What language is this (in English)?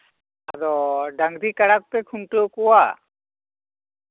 Santali